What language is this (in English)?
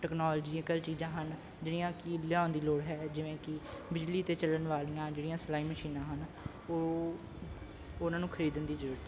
Punjabi